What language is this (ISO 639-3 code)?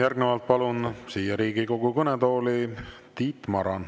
est